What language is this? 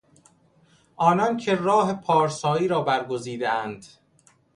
Persian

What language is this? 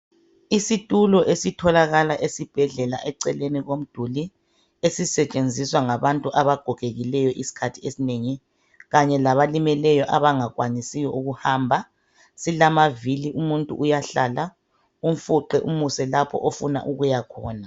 North Ndebele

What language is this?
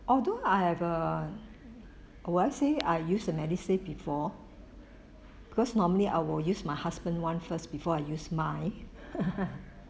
English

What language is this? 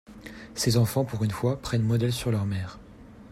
French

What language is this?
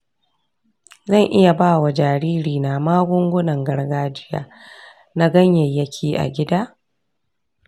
Hausa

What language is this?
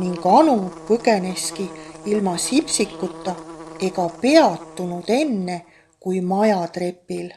Estonian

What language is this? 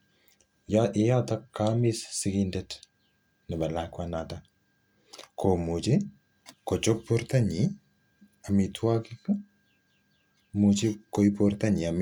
Kalenjin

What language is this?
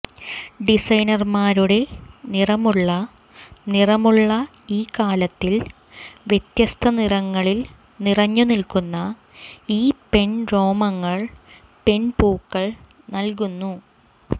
Malayalam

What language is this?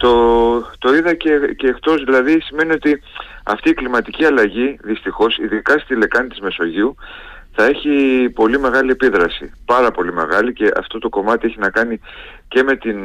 Greek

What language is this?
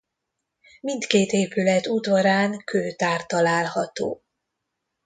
Hungarian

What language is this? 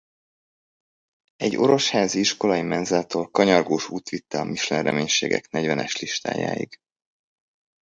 Hungarian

